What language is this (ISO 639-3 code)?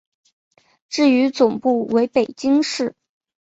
zho